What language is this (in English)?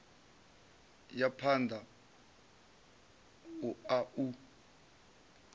Venda